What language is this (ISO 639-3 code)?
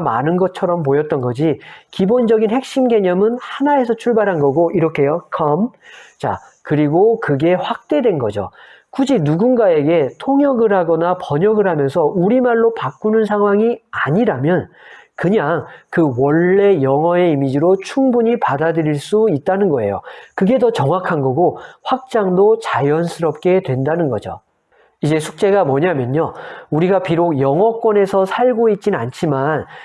kor